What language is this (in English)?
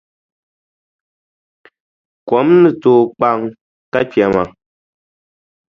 Dagbani